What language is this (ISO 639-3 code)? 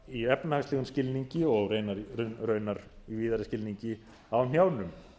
isl